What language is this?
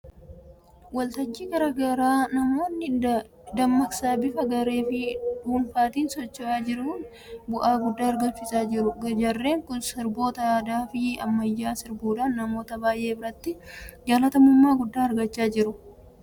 Oromo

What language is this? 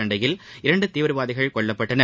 Tamil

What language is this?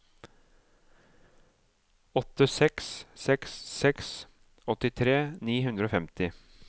Norwegian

